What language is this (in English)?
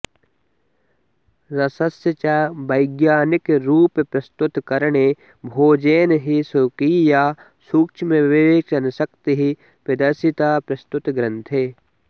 Sanskrit